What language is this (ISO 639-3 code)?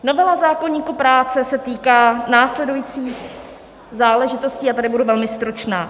ces